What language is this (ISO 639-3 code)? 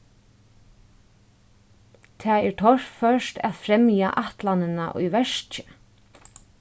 fao